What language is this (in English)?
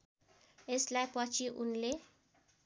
Nepali